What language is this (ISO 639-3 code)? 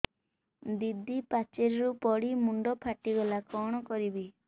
ori